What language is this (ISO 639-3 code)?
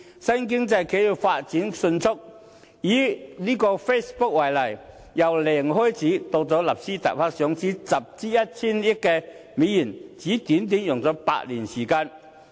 yue